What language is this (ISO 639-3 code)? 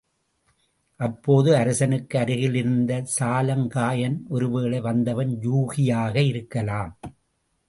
tam